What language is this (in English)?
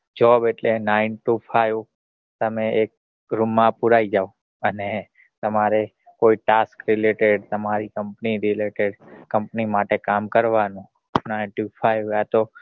Gujarati